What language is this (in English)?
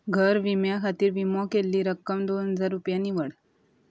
Konkani